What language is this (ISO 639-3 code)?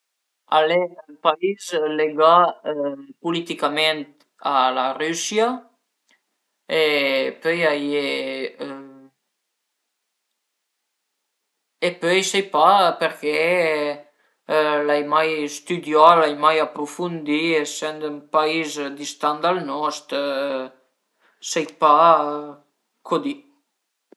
pms